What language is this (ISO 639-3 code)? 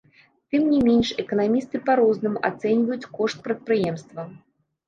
bel